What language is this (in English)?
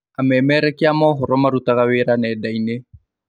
Kikuyu